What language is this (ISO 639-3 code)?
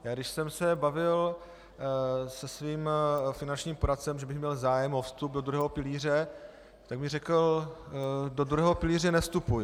ces